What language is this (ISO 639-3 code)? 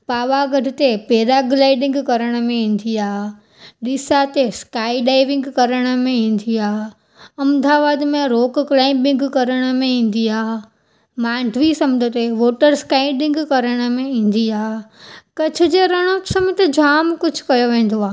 snd